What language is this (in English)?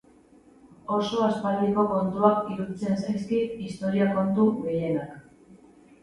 Basque